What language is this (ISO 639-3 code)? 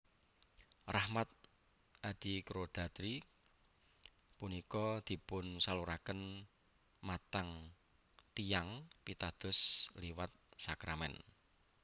jav